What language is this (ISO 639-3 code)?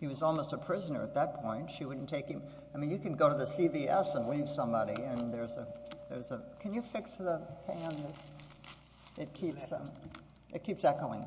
eng